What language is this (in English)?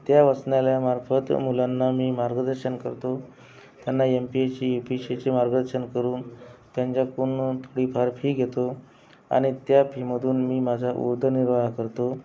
Marathi